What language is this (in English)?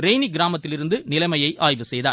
Tamil